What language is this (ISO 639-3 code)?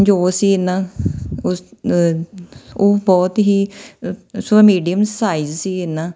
pan